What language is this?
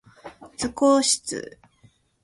Japanese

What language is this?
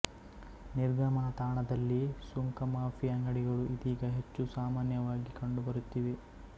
Kannada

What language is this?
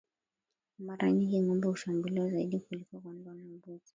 Swahili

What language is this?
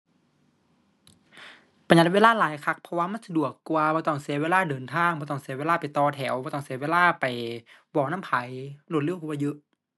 Thai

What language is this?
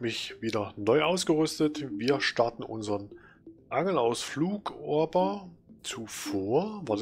German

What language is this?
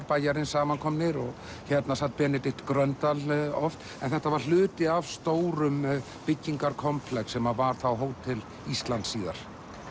Icelandic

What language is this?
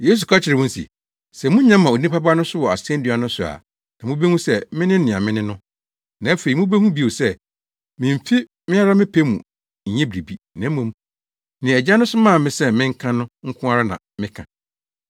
Akan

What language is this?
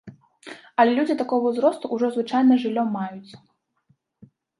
Belarusian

